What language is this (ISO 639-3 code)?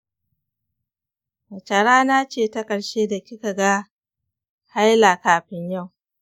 hau